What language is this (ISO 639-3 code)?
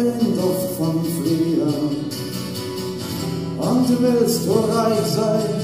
tur